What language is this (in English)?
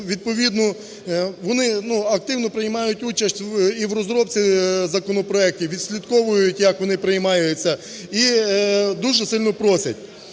Ukrainian